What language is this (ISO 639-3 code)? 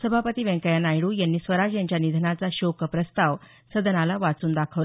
mar